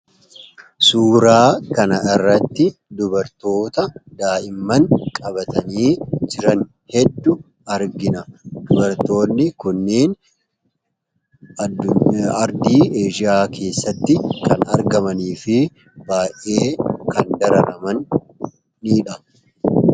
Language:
Oromo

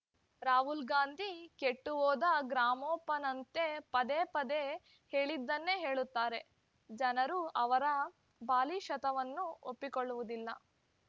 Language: Kannada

